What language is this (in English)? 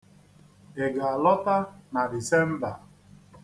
Igbo